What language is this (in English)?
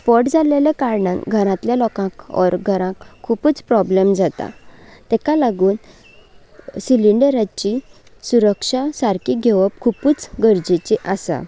Konkani